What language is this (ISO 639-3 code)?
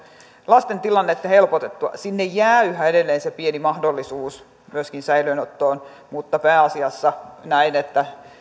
fin